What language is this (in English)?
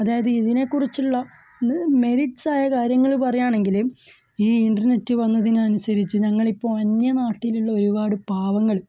Malayalam